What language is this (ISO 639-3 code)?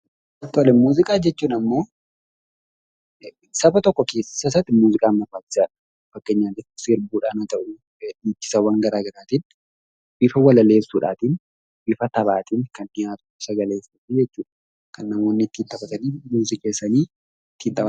orm